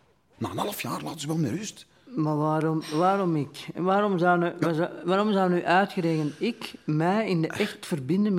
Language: Dutch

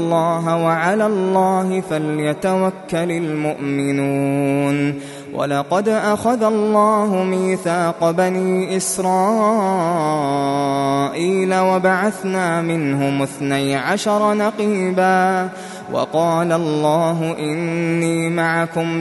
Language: Arabic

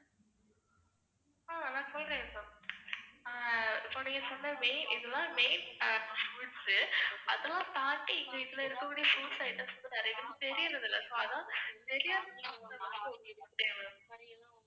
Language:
Tamil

